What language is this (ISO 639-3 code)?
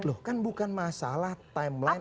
ind